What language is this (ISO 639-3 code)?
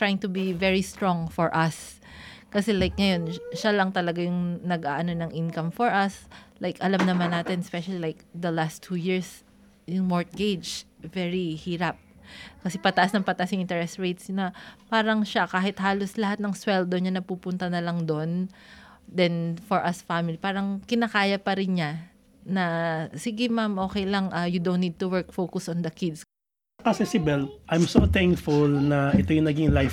fil